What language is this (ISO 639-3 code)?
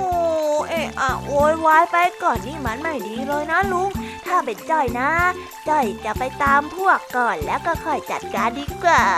tha